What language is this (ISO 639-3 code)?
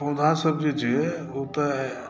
mai